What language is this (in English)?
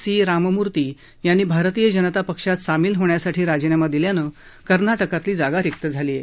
Marathi